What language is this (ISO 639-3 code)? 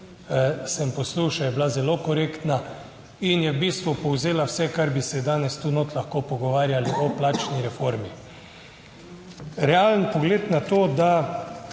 slv